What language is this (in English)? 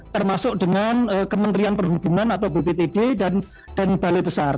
Indonesian